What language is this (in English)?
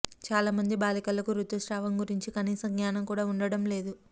Telugu